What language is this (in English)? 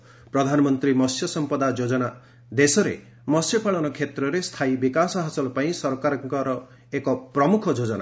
Odia